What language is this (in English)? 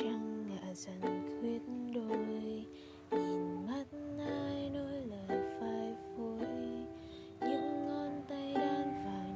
Vietnamese